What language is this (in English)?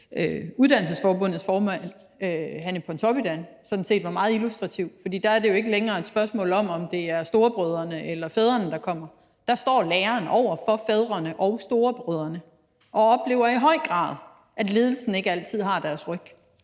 Danish